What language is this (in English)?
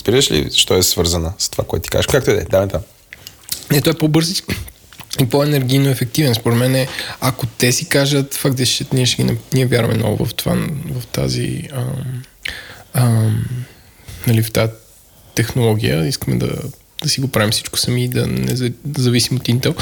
Bulgarian